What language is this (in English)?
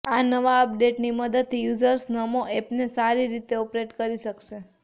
Gujarati